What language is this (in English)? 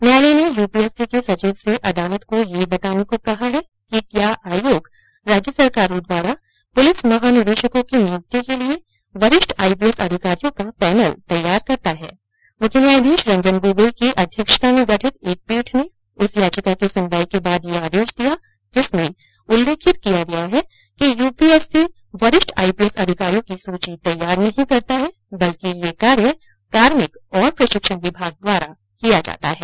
Hindi